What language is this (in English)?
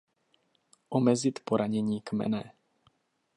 Czech